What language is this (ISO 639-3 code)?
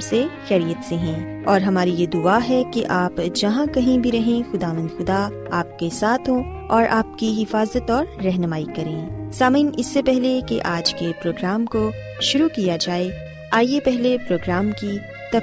urd